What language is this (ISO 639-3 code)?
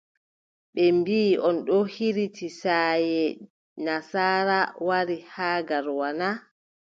fub